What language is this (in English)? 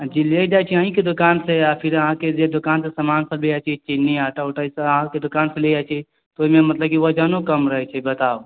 Maithili